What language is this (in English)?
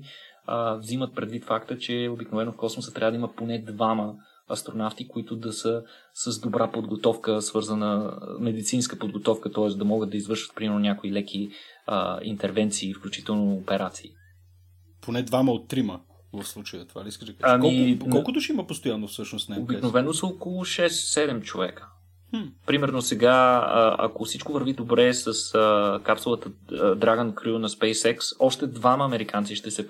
Bulgarian